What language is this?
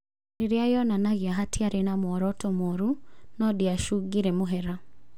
Kikuyu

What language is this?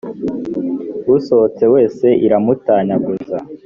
Kinyarwanda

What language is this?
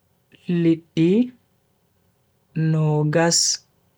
Bagirmi Fulfulde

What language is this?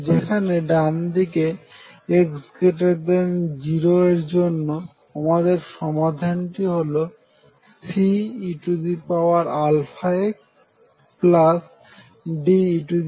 Bangla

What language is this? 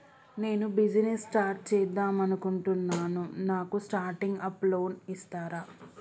Telugu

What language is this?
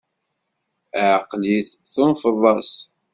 Kabyle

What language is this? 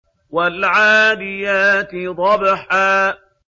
Arabic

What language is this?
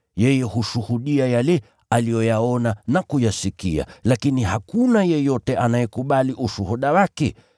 Swahili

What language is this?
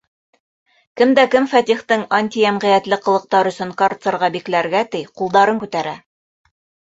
Bashkir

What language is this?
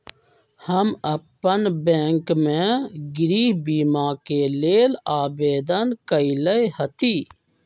Magahi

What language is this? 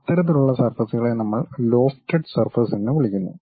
Malayalam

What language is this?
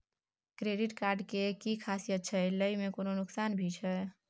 Maithili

